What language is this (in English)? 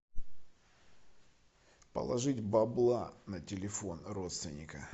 Russian